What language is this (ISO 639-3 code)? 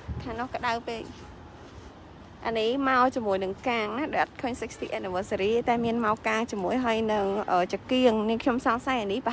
tha